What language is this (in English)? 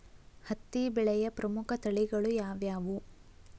Kannada